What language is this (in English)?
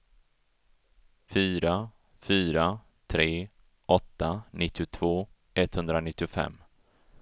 Swedish